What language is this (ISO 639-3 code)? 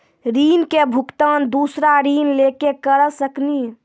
mai